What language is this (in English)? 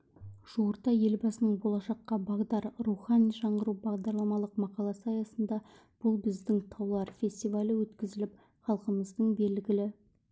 Kazakh